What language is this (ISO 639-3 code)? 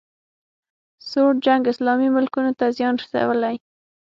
pus